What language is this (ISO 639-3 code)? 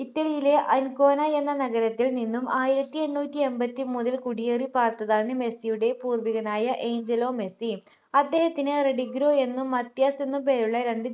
mal